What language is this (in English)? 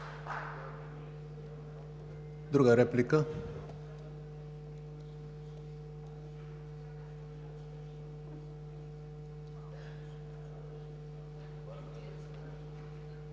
Bulgarian